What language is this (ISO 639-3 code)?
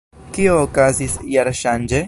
epo